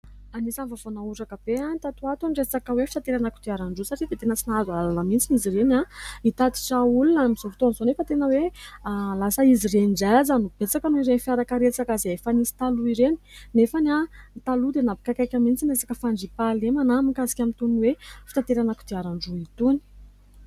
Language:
Malagasy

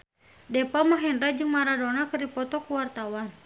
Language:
Sundanese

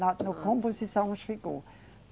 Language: Portuguese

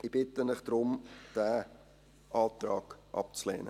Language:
Swiss German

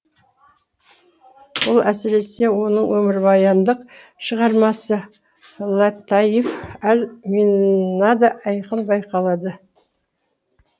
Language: Kazakh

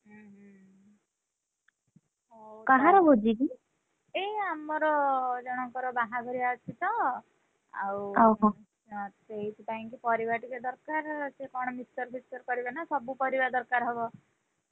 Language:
Odia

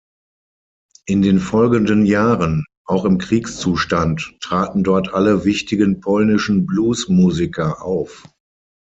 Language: German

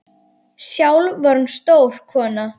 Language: Icelandic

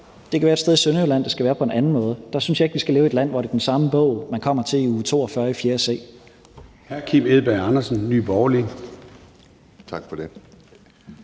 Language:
Danish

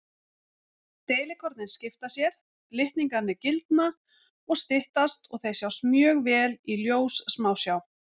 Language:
Icelandic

